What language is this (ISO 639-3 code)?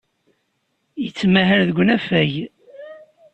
kab